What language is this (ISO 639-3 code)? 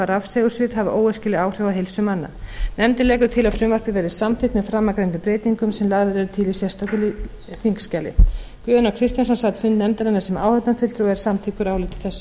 isl